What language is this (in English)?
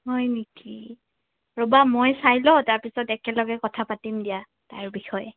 Assamese